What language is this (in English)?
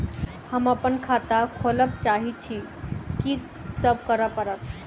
Maithili